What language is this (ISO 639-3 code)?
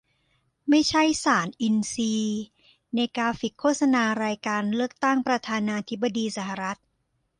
tha